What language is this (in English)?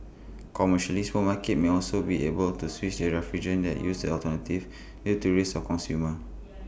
English